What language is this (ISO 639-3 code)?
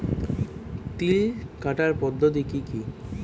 ben